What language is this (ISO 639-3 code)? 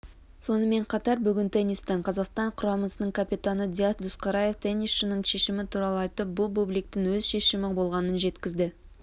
kaz